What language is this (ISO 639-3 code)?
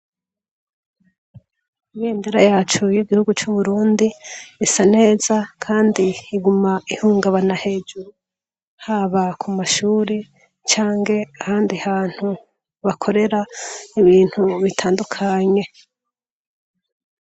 run